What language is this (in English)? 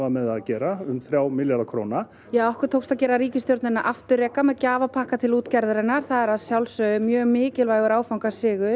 Icelandic